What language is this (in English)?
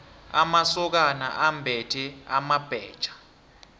South Ndebele